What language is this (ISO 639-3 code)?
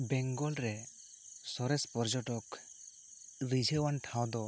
sat